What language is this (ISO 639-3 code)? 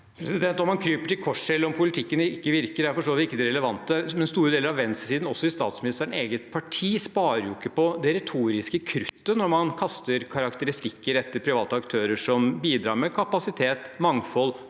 nor